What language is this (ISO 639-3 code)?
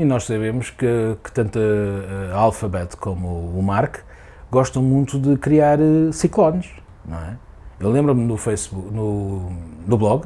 por